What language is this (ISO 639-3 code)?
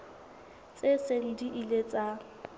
sot